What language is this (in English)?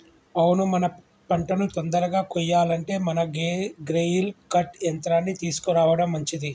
Telugu